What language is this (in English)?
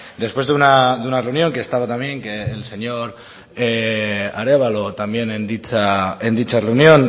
Spanish